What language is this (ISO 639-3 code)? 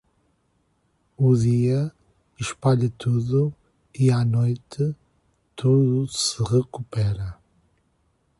por